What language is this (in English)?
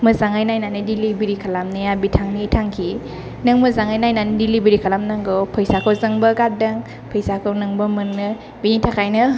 Bodo